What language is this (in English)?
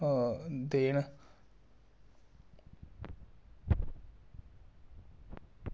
Dogri